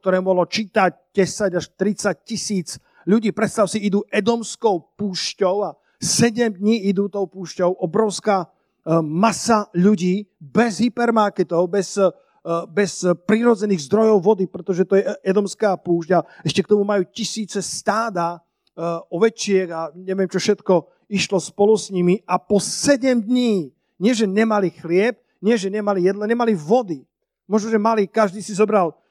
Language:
Slovak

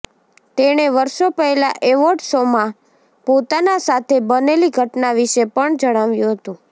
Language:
Gujarati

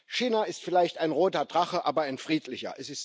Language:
German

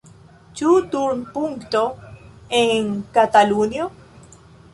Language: Esperanto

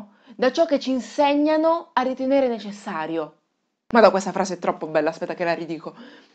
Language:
Italian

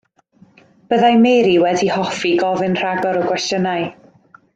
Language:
Welsh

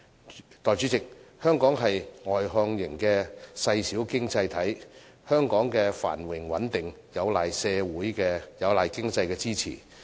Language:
Cantonese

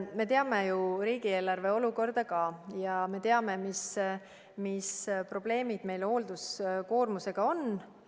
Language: Estonian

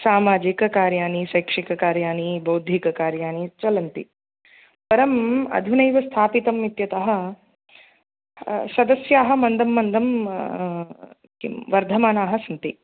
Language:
Sanskrit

